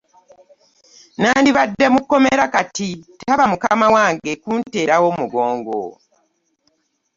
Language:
Ganda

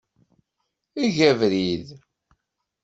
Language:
Kabyle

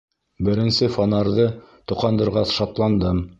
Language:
Bashkir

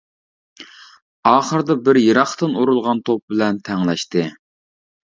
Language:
Uyghur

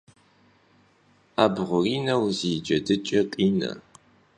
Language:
Kabardian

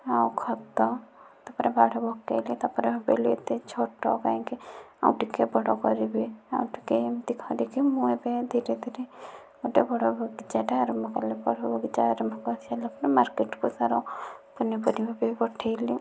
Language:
Odia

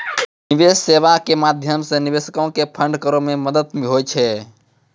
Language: Maithili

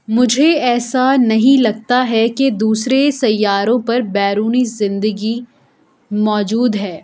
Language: Urdu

